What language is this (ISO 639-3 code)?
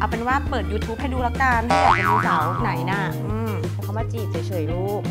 tha